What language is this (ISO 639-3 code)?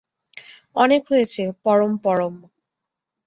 ben